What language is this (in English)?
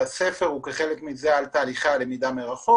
Hebrew